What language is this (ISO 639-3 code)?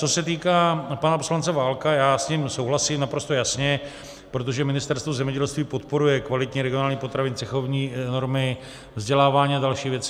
ces